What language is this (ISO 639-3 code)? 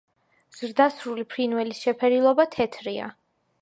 kat